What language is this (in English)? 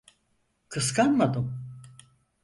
Turkish